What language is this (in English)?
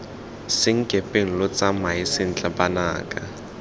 Tswana